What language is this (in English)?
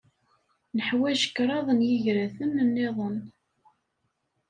Kabyle